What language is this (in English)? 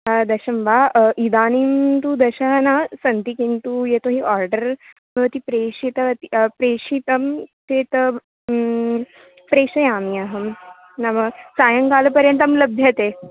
Sanskrit